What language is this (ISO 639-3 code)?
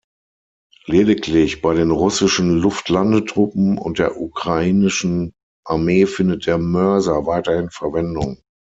deu